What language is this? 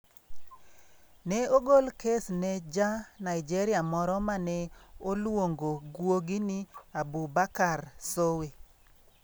Luo (Kenya and Tanzania)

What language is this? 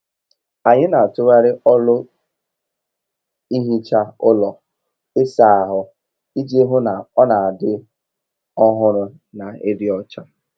Igbo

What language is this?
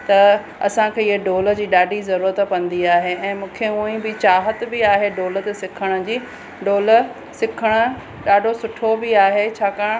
Sindhi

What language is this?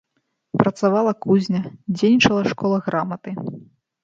Belarusian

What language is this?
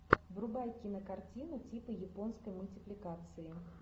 Russian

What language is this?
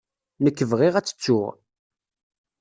Kabyle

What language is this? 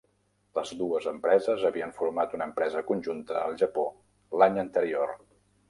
Catalan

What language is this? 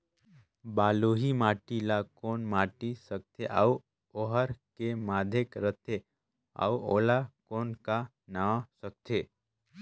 Chhattisgarhi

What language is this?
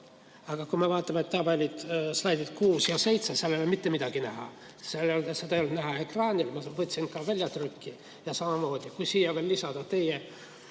Estonian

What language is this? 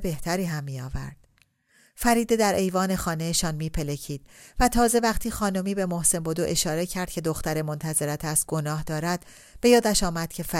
Persian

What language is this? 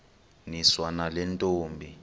Xhosa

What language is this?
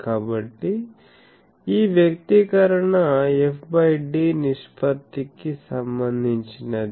Telugu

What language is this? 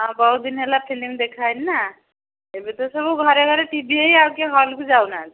Odia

